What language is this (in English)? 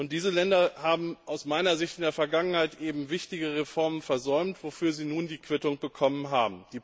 German